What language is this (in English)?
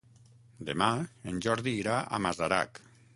Catalan